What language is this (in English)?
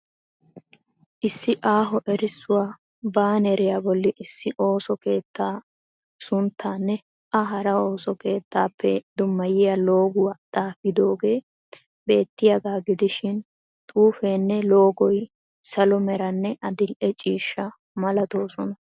Wolaytta